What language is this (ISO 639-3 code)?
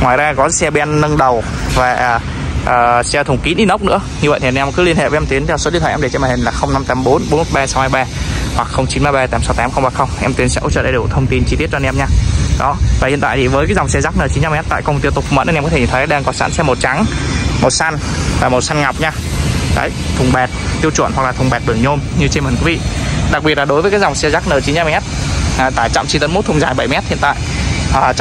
vie